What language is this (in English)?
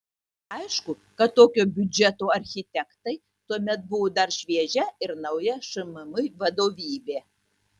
Lithuanian